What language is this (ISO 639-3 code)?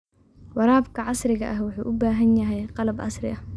som